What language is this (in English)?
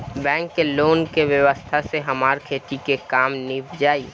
Bhojpuri